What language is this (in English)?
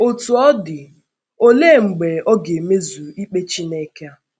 Igbo